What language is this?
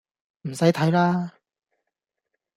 Cantonese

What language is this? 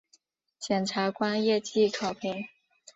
Chinese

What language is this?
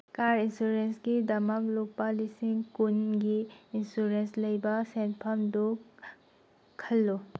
Manipuri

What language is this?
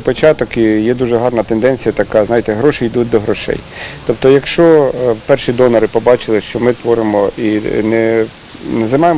Ukrainian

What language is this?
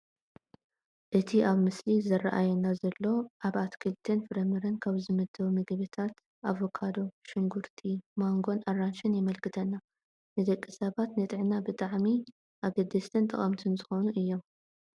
Tigrinya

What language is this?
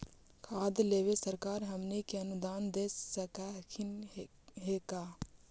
Magahi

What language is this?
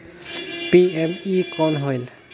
Chhattisgarhi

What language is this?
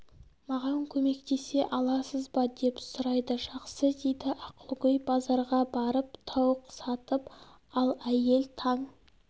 Kazakh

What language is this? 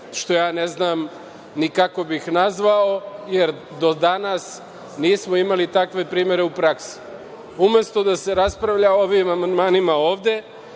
Serbian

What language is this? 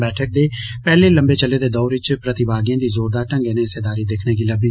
Dogri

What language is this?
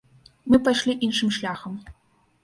Belarusian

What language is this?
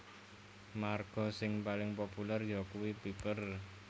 Javanese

